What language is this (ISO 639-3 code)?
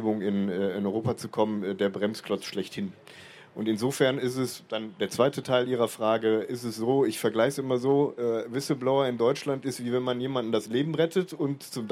deu